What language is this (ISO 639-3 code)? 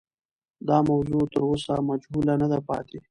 pus